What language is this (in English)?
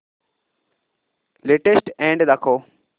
Marathi